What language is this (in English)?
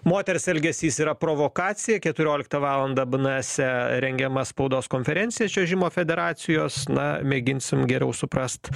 Lithuanian